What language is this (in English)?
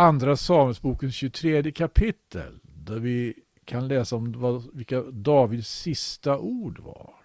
Swedish